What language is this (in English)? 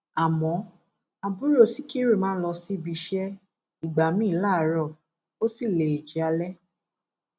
Yoruba